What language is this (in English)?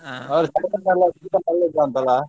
Kannada